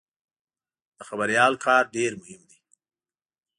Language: Pashto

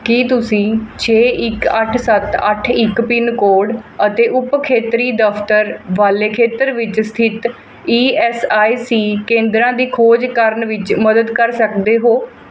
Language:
Punjabi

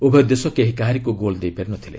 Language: Odia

